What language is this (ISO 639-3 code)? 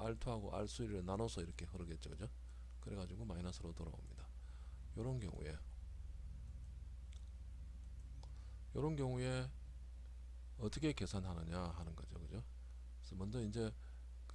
kor